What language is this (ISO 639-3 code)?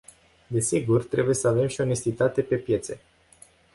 ron